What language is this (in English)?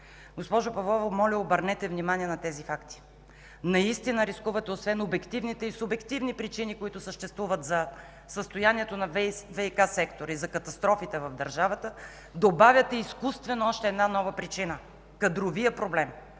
Bulgarian